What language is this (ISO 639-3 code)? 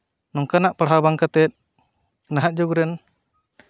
sat